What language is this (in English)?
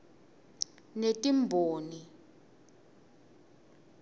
Swati